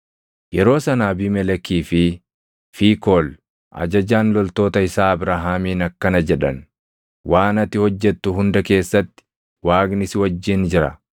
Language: Oromo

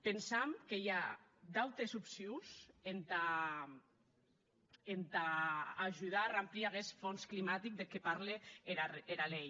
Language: Catalan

